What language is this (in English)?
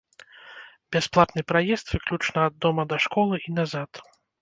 Belarusian